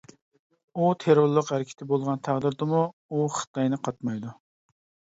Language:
Uyghur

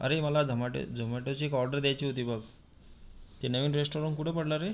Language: Marathi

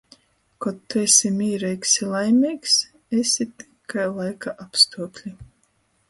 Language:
Latgalian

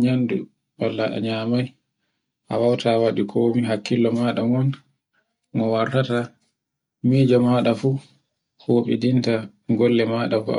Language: Borgu Fulfulde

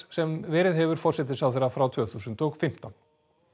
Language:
Icelandic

